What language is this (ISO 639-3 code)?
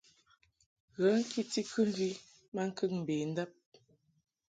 mhk